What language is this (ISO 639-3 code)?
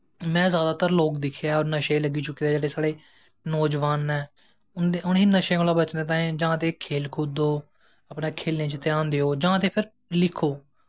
doi